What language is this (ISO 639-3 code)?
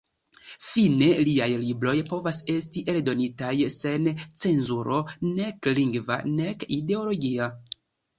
epo